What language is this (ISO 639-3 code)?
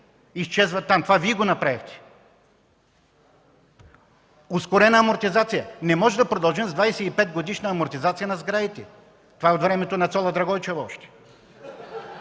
bul